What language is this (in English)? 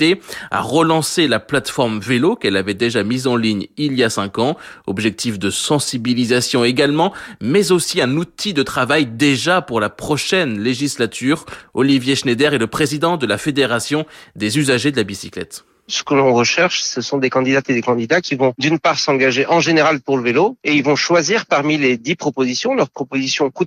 French